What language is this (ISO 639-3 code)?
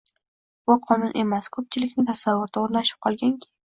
uzb